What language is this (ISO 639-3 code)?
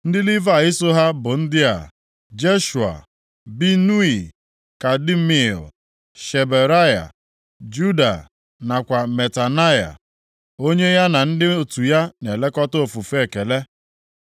ibo